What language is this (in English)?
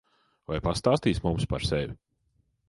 Latvian